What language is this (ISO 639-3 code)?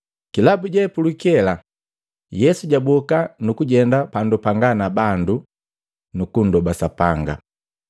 mgv